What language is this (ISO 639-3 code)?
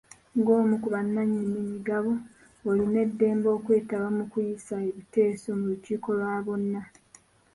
lug